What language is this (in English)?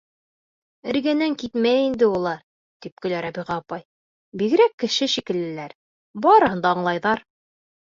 Bashkir